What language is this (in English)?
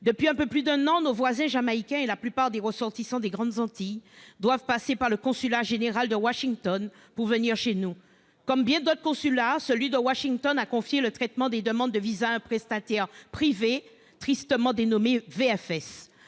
French